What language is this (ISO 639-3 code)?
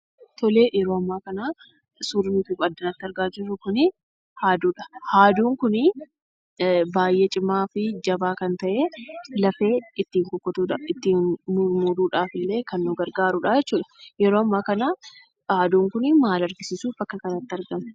orm